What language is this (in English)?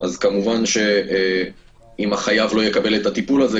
Hebrew